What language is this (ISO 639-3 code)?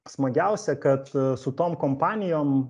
lit